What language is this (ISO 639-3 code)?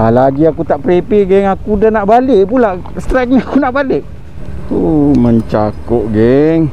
msa